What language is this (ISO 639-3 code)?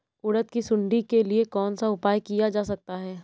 hin